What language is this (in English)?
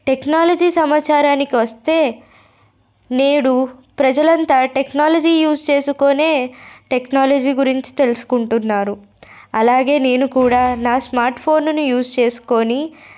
Telugu